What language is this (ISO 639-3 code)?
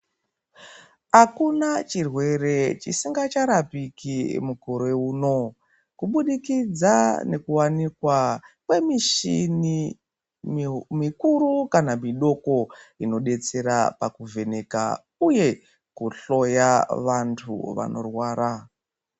ndc